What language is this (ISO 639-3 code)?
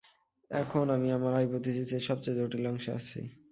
ben